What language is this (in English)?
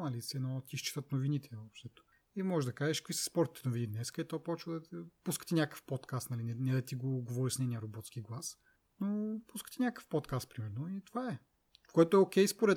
Bulgarian